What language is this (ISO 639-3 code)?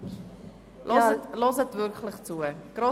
gsw